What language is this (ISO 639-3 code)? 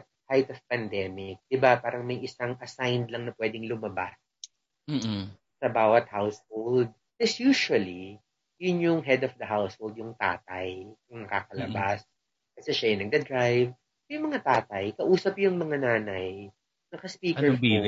fil